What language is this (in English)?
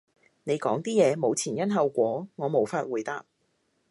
Cantonese